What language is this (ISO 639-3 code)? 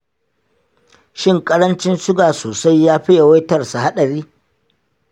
hau